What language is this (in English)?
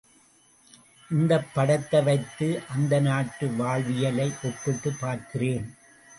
Tamil